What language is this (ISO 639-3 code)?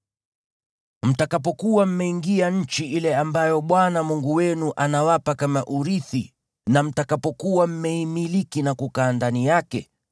swa